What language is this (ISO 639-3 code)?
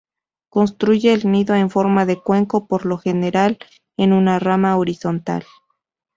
spa